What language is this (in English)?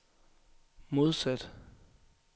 Danish